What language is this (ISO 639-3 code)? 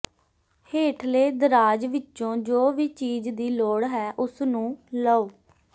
pan